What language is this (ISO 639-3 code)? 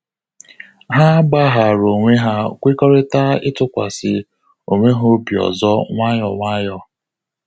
ibo